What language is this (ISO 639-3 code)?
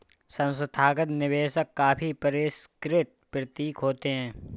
hin